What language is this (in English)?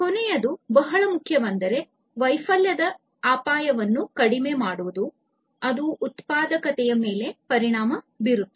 Kannada